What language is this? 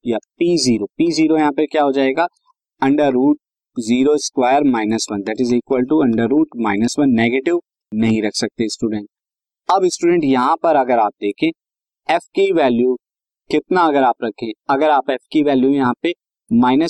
Hindi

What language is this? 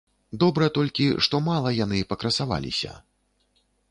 Belarusian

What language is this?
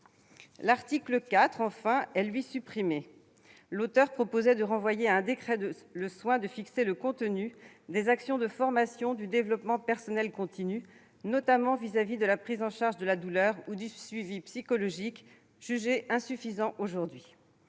French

